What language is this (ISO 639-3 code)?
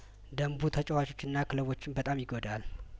amh